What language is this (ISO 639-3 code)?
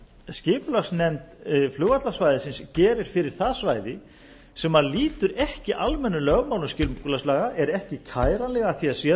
isl